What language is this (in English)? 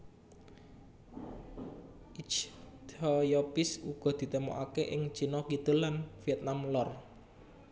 Javanese